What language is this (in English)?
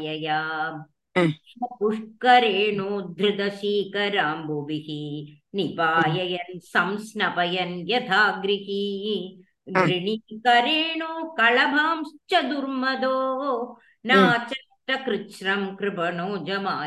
Tamil